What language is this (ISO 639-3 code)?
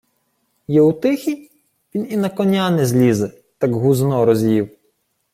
ukr